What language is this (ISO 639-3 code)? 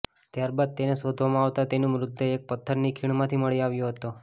guj